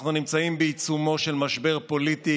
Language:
Hebrew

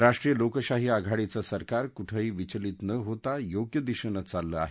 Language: Marathi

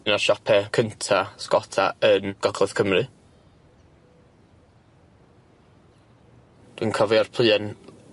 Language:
Welsh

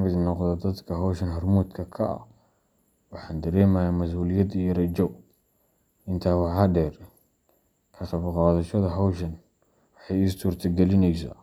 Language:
Somali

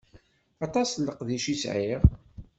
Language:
Kabyle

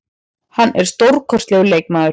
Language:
Icelandic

